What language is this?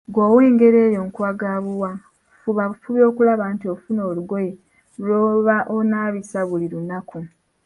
Ganda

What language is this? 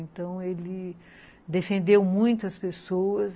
Portuguese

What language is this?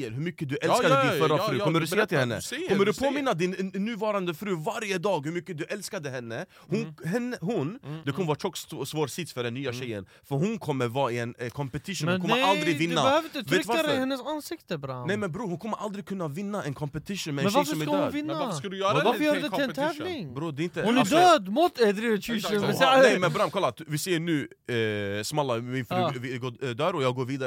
Swedish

